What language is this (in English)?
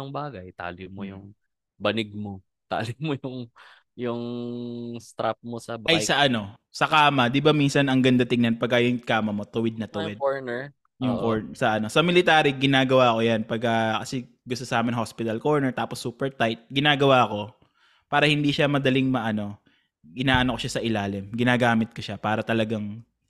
Filipino